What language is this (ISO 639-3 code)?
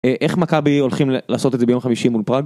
heb